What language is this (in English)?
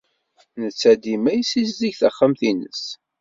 Kabyle